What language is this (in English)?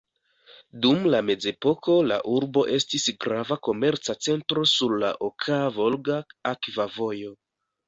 Esperanto